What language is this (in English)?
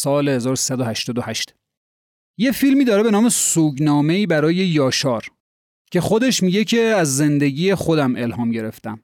Persian